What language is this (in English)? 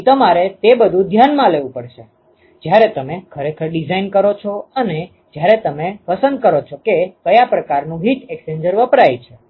Gujarati